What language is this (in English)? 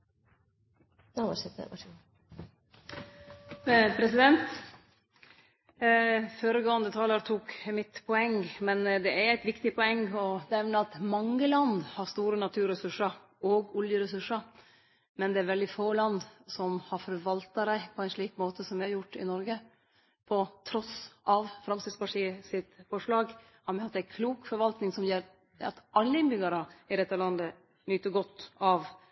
Norwegian Nynorsk